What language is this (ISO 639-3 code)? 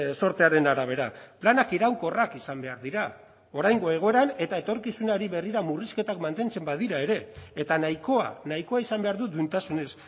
eus